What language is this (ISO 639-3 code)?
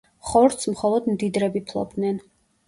kat